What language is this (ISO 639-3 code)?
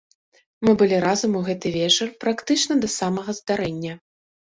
bel